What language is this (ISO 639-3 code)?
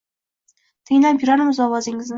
uzb